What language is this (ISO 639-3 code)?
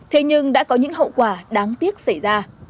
vie